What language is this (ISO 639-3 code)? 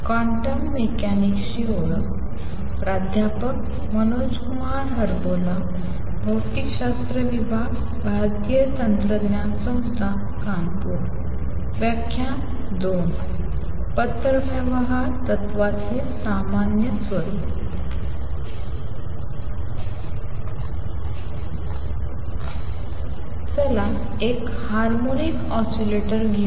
mar